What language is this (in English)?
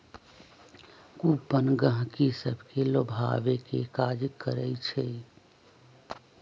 Magahi